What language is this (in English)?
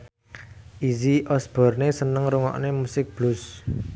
Javanese